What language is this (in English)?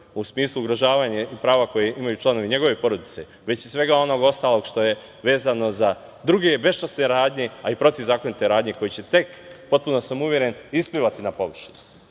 Serbian